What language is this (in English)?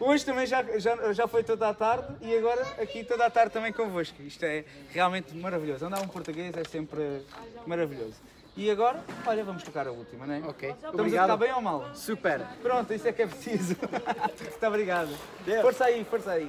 Portuguese